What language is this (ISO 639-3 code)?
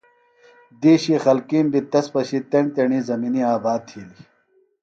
phl